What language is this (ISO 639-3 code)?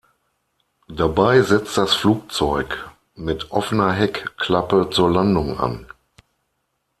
deu